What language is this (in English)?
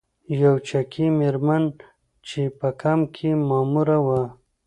Pashto